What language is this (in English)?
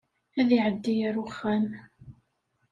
Kabyle